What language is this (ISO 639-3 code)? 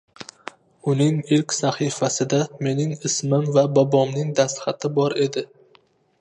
uzb